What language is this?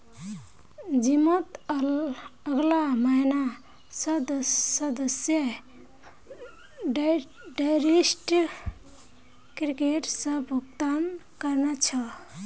Magahi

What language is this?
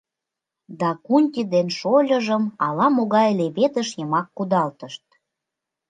Mari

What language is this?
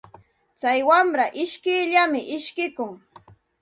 Santa Ana de Tusi Pasco Quechua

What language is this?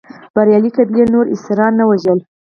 Pashto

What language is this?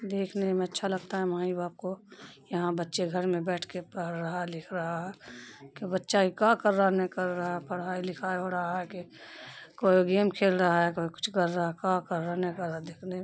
Urdu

